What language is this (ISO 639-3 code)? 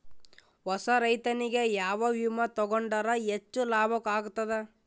kan